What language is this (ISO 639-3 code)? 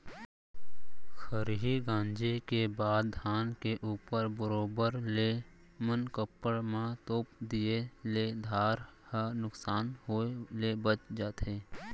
hne